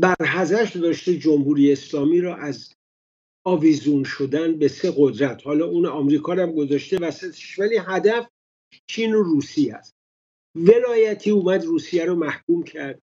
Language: Persian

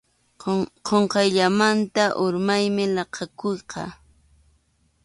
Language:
Arequipa-La Unión Quechua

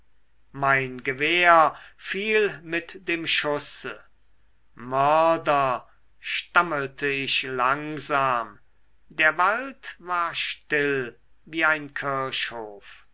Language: German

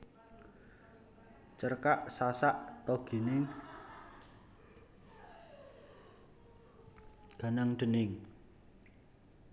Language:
Javanese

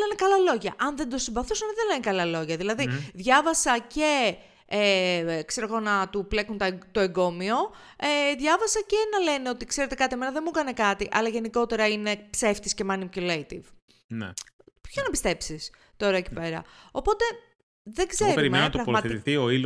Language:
Greek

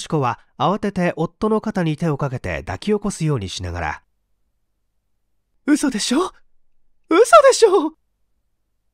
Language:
Japanese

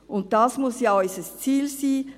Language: Swiss German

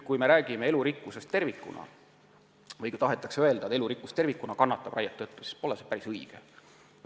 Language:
Estonian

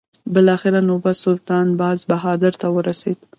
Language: Pashto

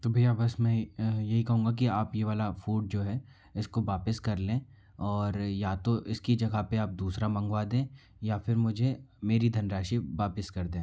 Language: Hindi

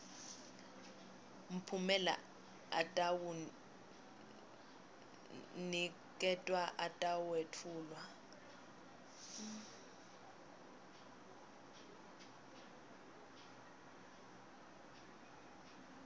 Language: Swati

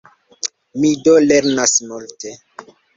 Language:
Esperanto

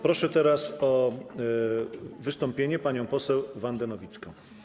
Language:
Polish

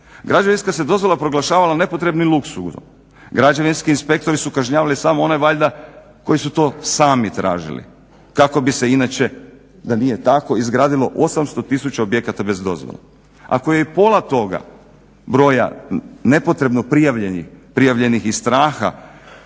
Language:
Croatian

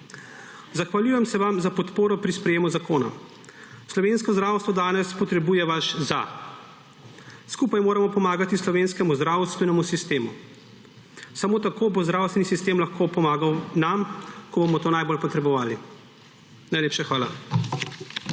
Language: Slovenian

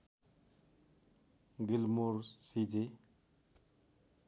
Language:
Nepali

